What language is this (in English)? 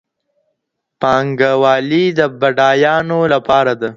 Pashto